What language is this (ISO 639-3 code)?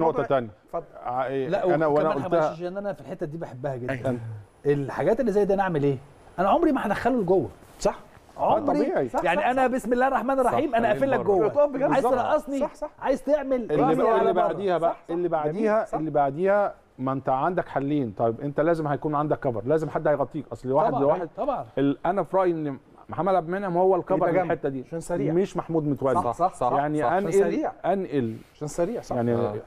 ara